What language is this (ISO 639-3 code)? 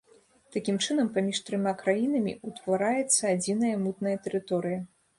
bel